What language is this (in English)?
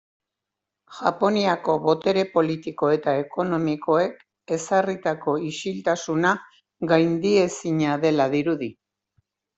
Basque